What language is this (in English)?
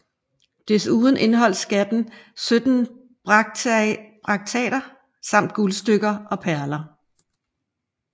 Danish